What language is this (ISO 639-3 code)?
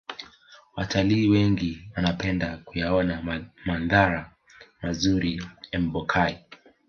swa